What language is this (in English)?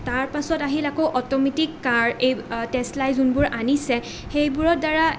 Assamese